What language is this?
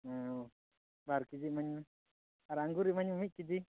Santali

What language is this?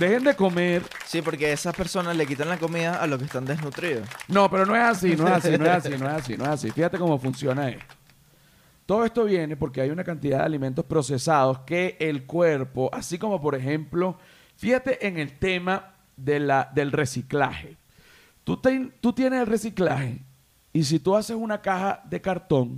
Spanish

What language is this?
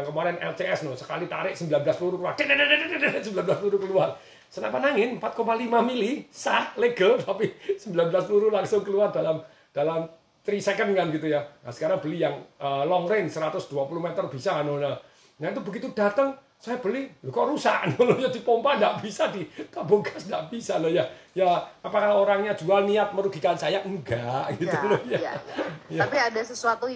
Indonesian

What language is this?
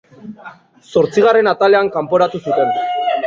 Basque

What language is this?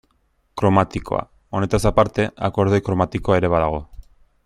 Basque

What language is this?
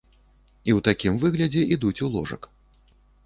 Belarusian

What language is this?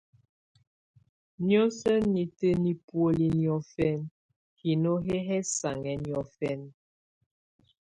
Tunen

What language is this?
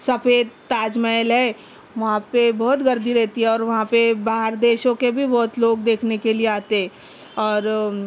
Urdu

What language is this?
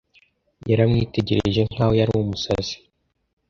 Kinyarwanda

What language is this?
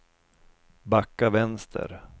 Swedish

